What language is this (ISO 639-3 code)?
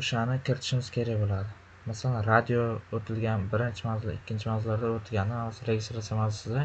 tur